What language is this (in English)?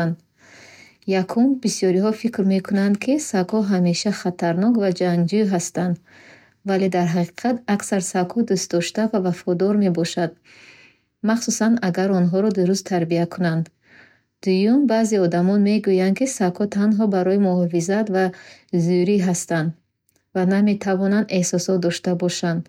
Bukharic